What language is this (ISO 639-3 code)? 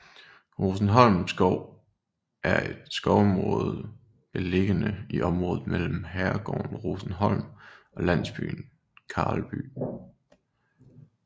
dan